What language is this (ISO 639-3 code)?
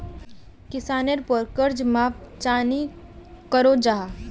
mag